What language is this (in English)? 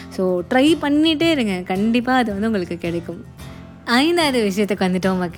Tamil